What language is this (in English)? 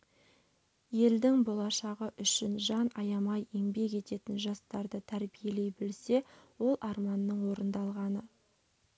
Kazakh